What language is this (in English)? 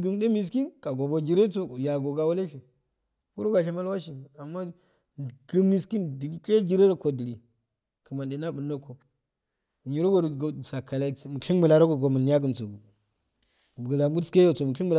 Afade